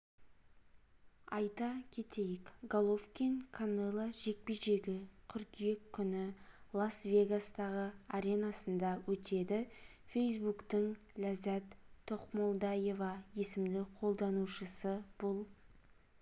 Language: Kazakh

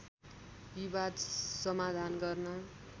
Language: Nepali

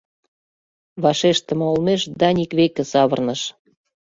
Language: Mari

